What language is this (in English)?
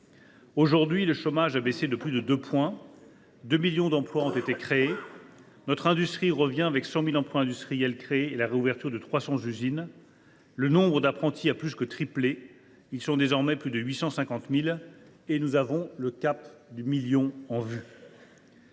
French